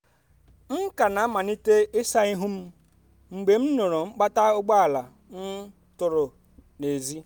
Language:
Igbo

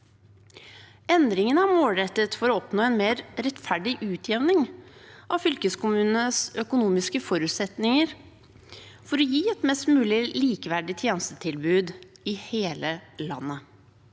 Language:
Norwegian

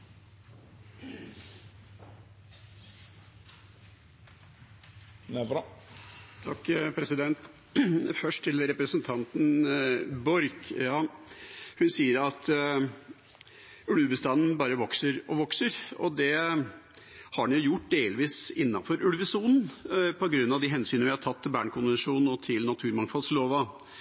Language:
Norwegian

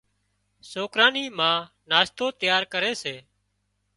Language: Wadiyara Koli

